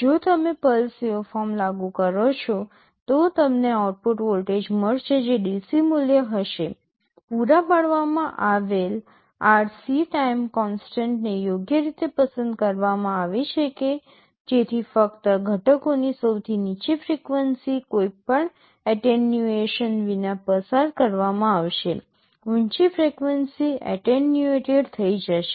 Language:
Gujarati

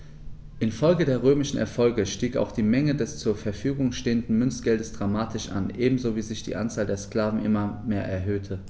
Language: German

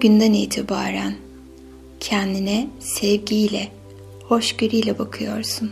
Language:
Turkish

